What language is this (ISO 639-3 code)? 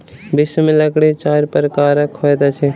mai